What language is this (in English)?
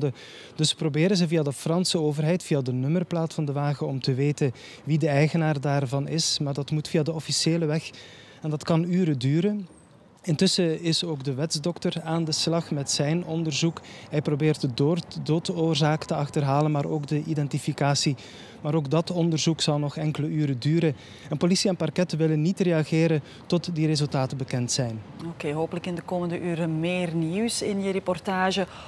Dutch